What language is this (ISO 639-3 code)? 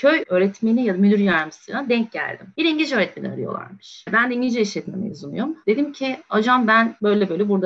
tur